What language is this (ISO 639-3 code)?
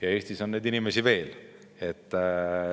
est